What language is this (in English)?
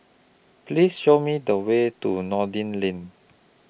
English